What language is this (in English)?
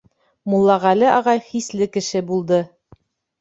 Bashkir